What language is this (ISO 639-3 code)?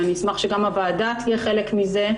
heb